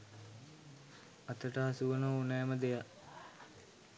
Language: Sinhala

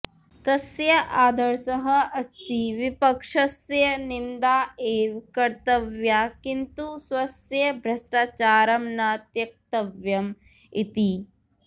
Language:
Sanskrit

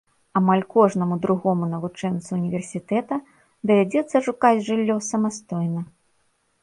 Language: Belarusian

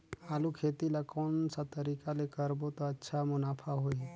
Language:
Chhattisgarhi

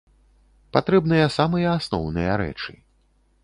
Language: Belarusian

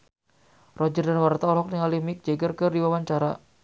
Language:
Sundanese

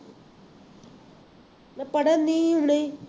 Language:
Punjabi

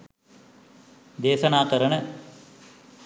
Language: Sinhala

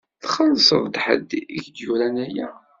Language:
Kabyle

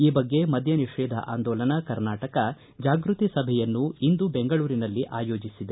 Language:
Kannada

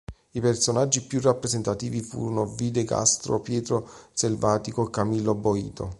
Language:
Italian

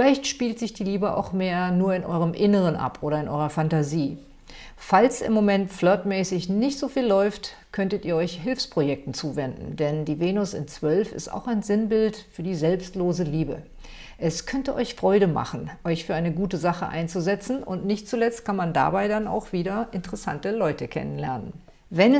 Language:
German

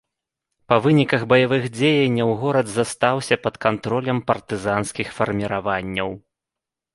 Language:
Belarusian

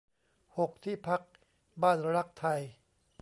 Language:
Thai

